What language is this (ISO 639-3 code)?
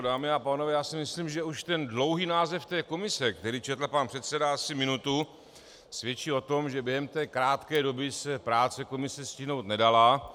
ces